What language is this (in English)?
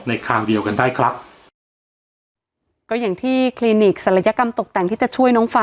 Thai